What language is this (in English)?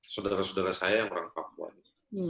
Indonesian